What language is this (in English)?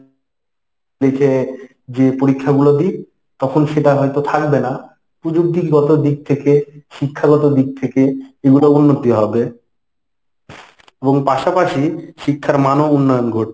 Bangla